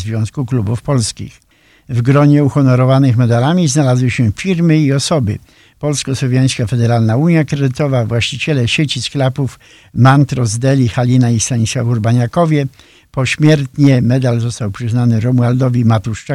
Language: Polish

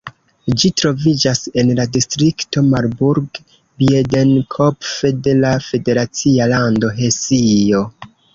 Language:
Esperanto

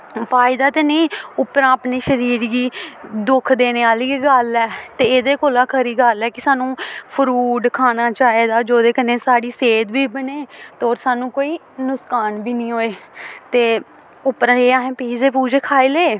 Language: Dogri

